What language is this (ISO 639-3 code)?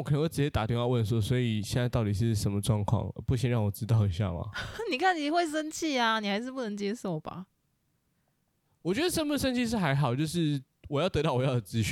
zho